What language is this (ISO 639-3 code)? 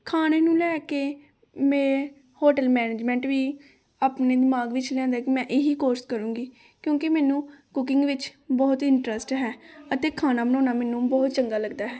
pan